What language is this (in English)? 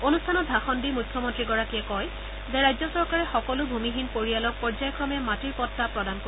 Assamese